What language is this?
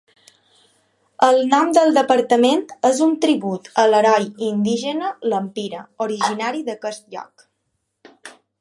Catalan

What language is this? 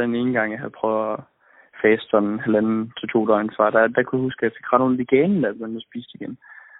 Danish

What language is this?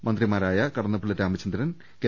Malayalam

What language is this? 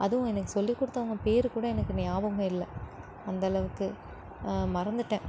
Tamil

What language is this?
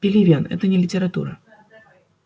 Russian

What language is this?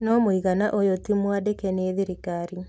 Kikuyu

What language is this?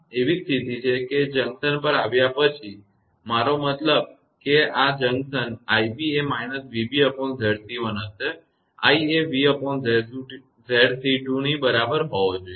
Gujarati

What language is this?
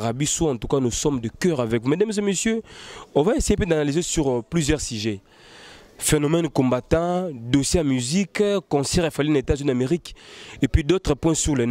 French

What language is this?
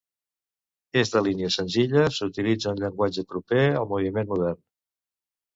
Catalan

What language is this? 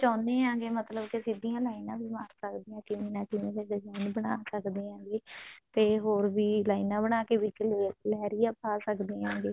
Punjabi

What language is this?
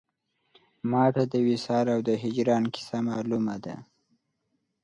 Pashto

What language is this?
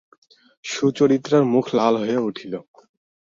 Bangla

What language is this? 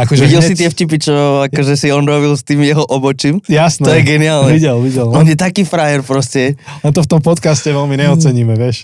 Slovak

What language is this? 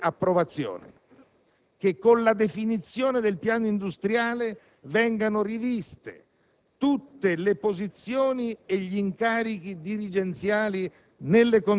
Italian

